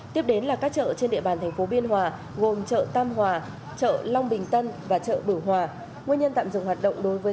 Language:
Vietnamese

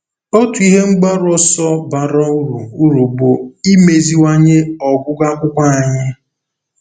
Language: Igbo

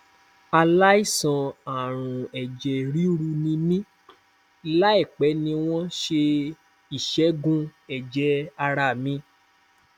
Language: Yoruba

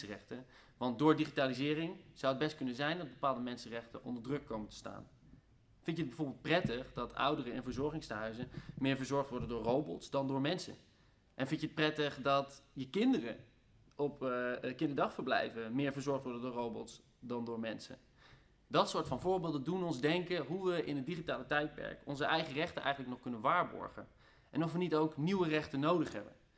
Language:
Dutch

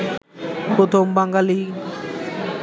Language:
Bangla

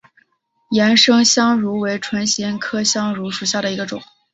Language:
Chinese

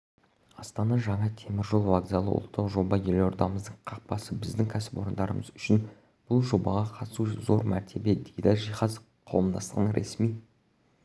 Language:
Kazakh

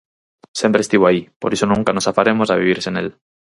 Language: Galician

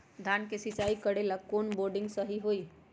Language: Magahi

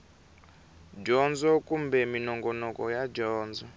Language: Tsonga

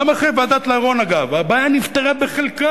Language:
Hebrew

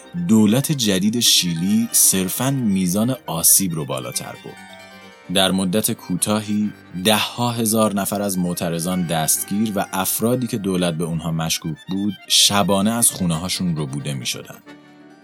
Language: Persian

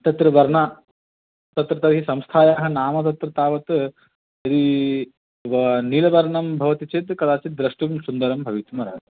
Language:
Sanskrit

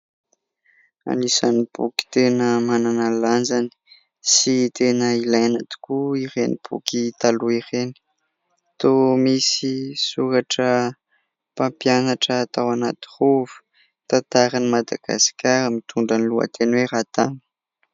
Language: Malagasy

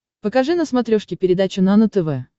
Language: Russian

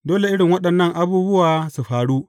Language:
Hausa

